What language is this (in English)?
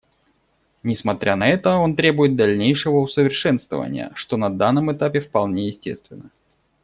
Russian